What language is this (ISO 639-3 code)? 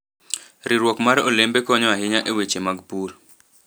luo